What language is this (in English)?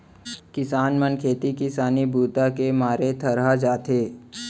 Chhattisgarhi